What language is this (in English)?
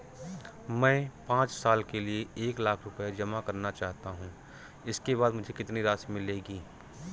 Hindi